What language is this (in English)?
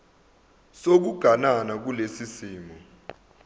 Zulu